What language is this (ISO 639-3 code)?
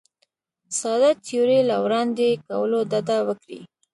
pus